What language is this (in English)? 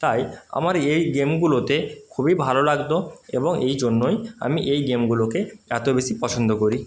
Bangla